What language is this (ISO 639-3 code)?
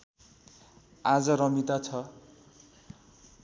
nep